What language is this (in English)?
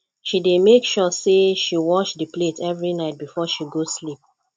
Nigerian Pidgin